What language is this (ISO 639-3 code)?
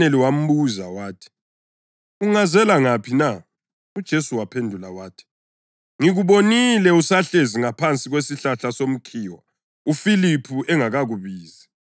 nde